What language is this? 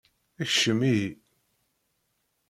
Kabyle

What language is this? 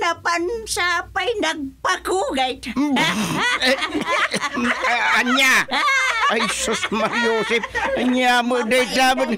Filipino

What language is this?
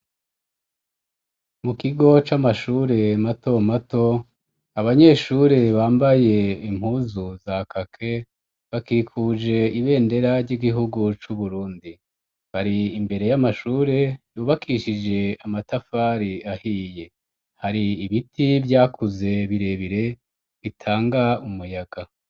Rundi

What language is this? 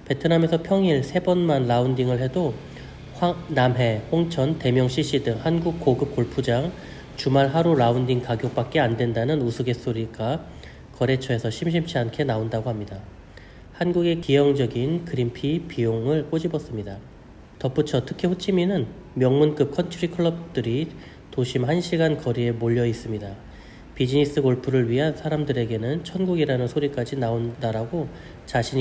Korean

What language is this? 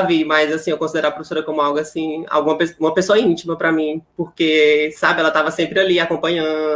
Portuguese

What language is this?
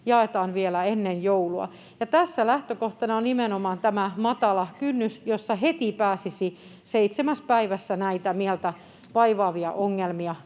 Finnish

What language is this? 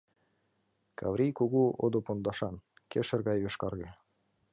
Mari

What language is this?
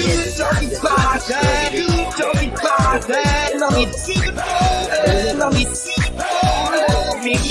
Japanese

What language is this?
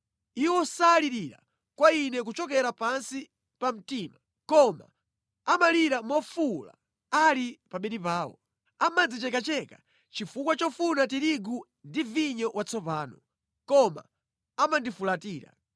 Nyanja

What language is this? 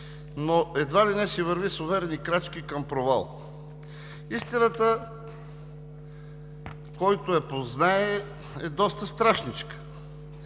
Bulgarian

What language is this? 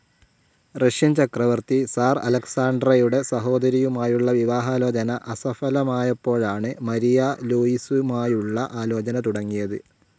Malayalam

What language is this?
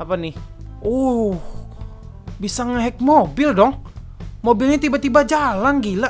Indonesian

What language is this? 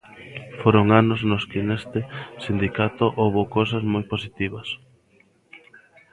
Galician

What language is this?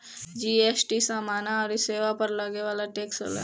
Bhojpuri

